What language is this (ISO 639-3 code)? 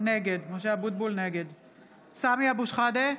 heb